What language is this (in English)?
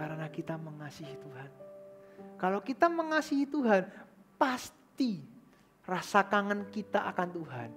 Indonesian